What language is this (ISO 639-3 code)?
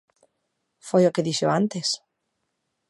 glg